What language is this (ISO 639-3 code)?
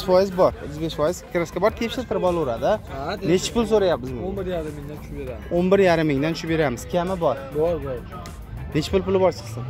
tur